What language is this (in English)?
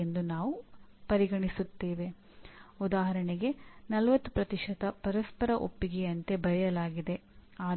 Kannada